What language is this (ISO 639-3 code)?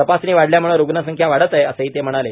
mar